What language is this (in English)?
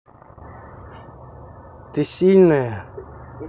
Russian